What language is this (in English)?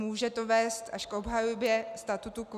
Czech